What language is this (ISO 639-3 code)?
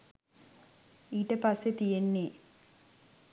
sin